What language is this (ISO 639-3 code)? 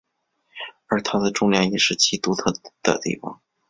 zho